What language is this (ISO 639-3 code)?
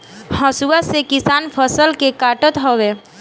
bho